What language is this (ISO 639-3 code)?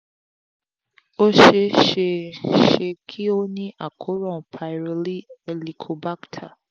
yor